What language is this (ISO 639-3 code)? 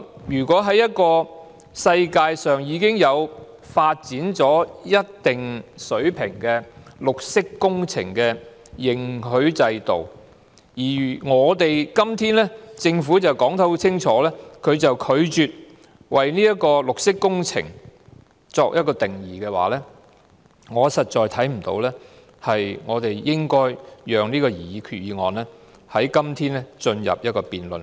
yue